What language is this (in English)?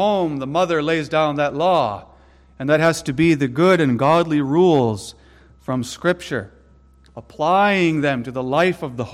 English